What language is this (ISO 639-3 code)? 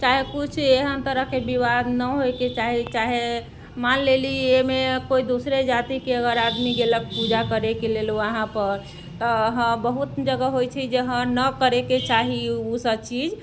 mai